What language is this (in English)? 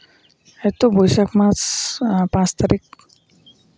Santali